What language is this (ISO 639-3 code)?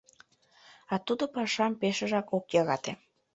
chm